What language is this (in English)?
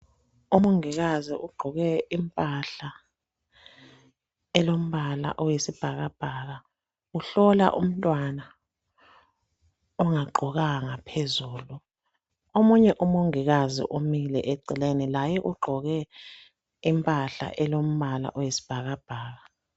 North Ndebele